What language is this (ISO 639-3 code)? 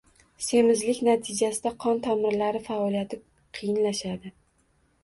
uzb